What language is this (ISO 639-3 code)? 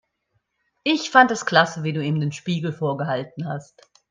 deu